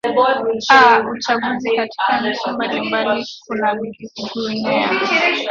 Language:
Swahili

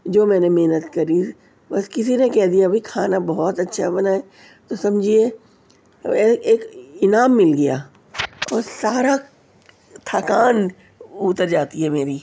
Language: Urdu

